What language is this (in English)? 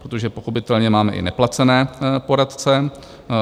Czech